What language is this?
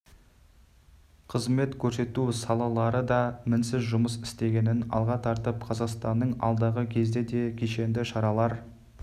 Kazakh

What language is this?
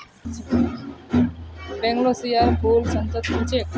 Magahi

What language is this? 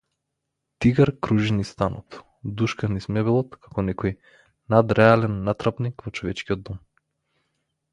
Macedonian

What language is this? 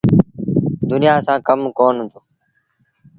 Sindhi Bhil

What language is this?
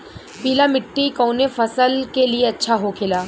Bhojpuri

